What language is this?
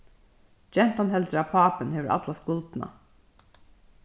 Faroese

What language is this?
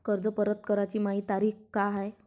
Marathi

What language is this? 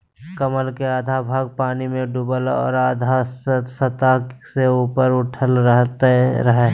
Magahi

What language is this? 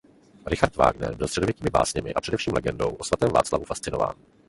Czech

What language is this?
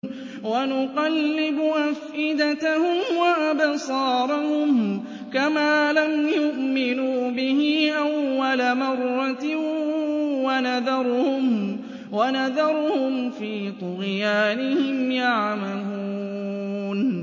Arabic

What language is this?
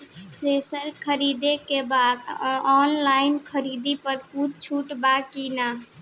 Bhojpuri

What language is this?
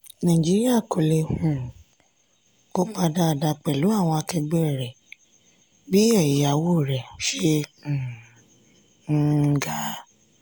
Yoruba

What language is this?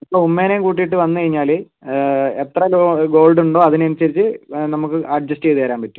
Malayalam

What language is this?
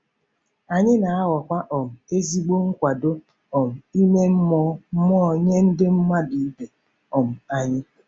Igbo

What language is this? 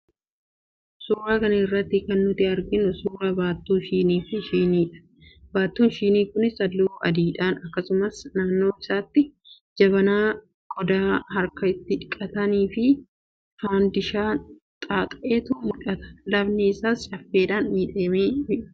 Oromo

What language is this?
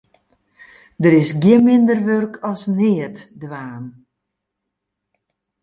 Western Frisian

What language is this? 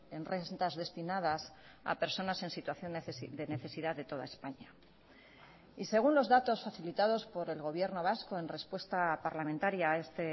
Spanish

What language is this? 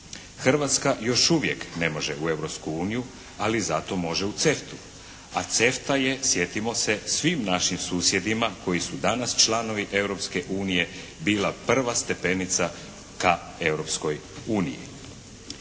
Croatian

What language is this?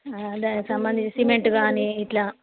Telugu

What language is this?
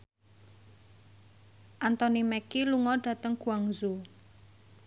Javanese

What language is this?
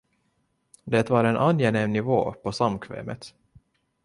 Swedish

